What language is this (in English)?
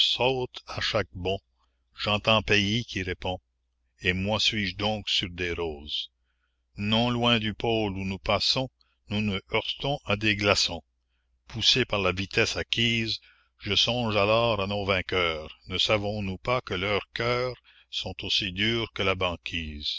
French